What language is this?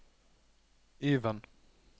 Norwegian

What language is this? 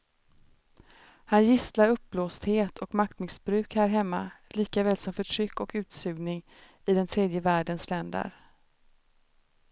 Swedish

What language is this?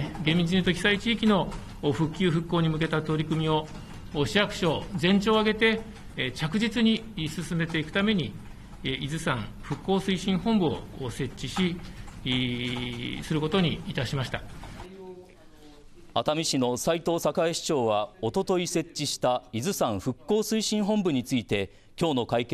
Japanese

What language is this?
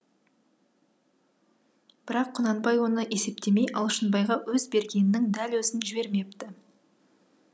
Kazakh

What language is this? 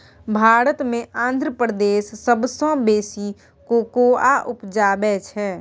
Maithili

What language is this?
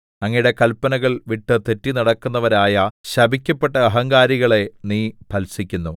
Malayalam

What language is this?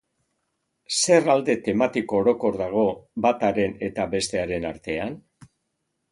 Basque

